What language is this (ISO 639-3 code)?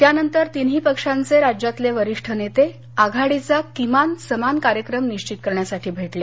mar